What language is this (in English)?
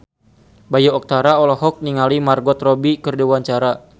Sundanese